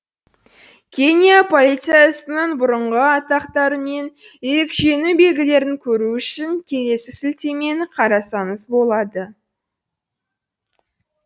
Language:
Kazakh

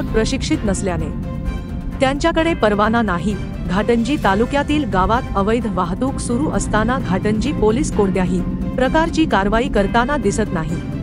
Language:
Marathi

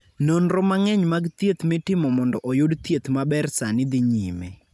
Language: Luo (Kenya and Tanzania)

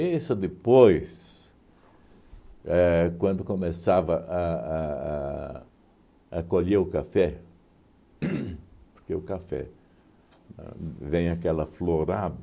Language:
Portuguese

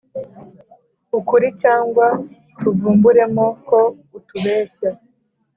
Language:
Kinyarwanda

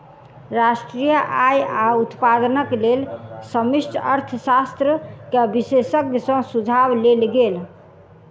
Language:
Maithili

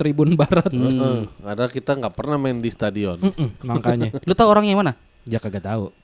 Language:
Indonesian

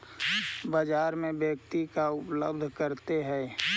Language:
Magahi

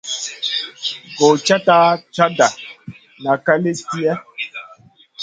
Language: Masana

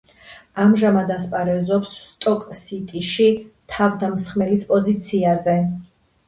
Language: Georgian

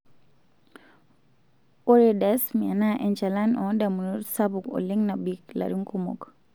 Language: Masai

